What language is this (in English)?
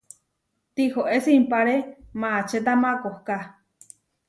Huarijio